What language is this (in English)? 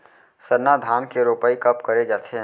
Chhattisgarhi